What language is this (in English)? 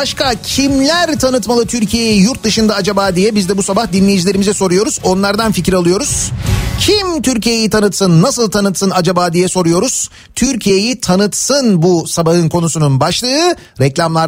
Turkish